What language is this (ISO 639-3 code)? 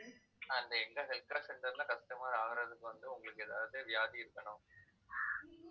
tam